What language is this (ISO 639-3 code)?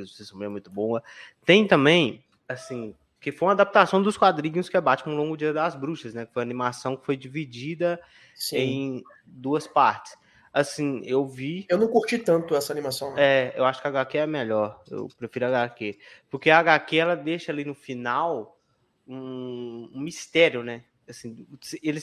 por